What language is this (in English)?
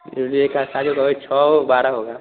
Hindi